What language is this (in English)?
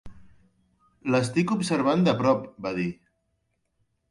Catalan